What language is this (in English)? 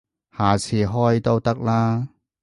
Cantonese